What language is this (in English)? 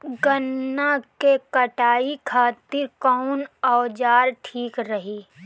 Bhojpuri